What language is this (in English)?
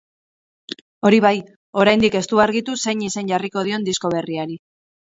Basque